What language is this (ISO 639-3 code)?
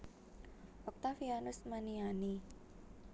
jav